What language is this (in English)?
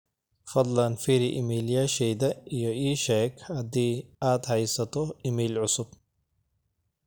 Somali